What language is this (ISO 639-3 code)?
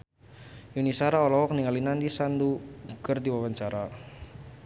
sun